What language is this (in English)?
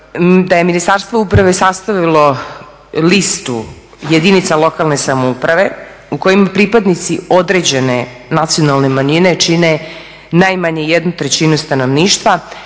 Croatian